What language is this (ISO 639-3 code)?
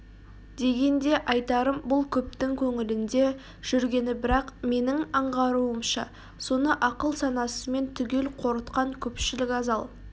kaz